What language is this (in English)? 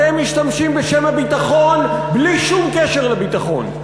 Hebrew